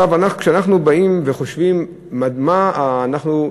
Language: Hebrew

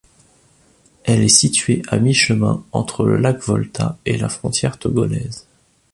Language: French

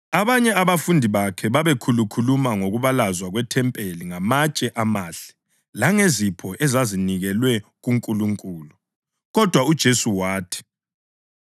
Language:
North Ndebele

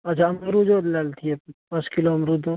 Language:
Maithili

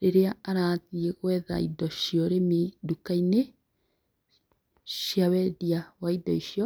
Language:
Kikuyu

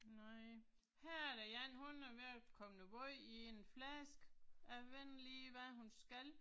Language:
Danish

